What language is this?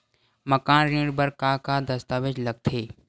Chhattisgarhi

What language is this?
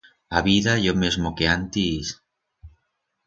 Aragonese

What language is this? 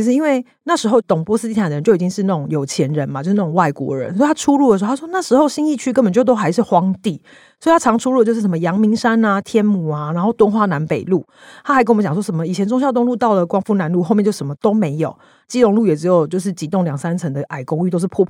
Chinese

